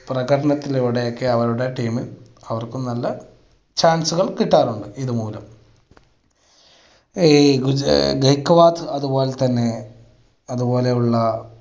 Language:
Malayalam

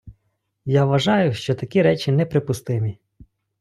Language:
Ukrainian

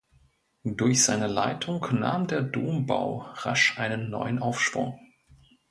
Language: German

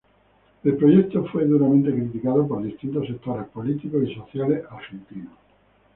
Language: Spanish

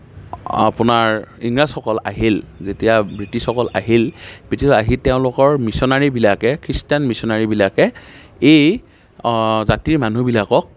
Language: Assamese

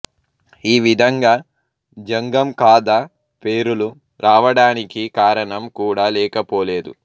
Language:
Telugu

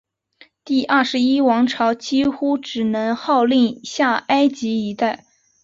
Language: Chinese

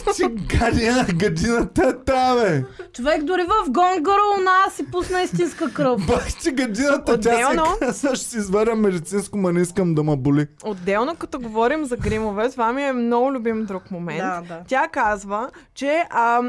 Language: Bulgarian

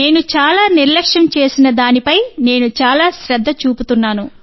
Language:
Telugu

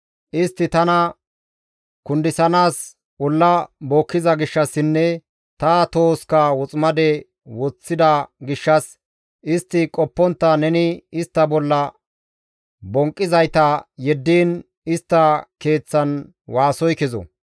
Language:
Gamo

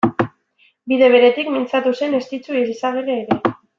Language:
Basque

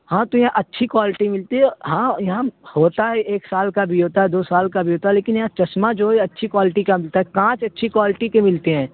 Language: Urdu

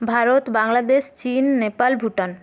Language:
Bangla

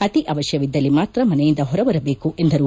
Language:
Kannada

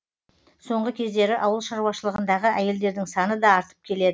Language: Kazakh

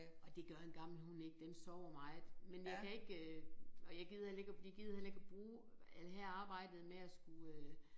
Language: Danish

